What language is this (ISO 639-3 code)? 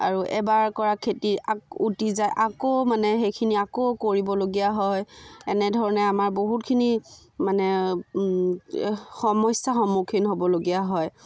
asm